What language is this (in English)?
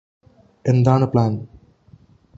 Malayalam